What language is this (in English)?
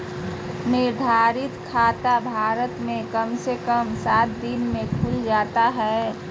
Magahi